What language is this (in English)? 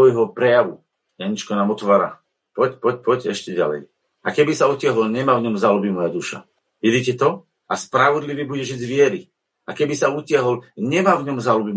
Slovak